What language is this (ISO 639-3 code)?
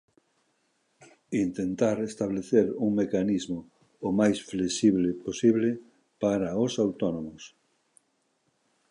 glg